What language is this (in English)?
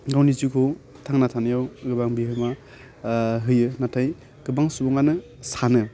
Bodo